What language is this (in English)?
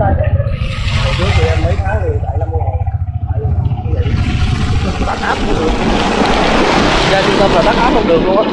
Vietnamese